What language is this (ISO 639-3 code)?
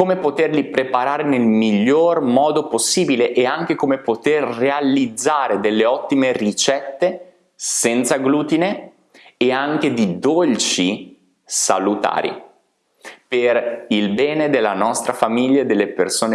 ita